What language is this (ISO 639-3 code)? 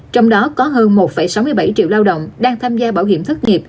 vie